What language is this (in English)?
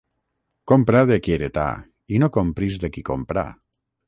Catalan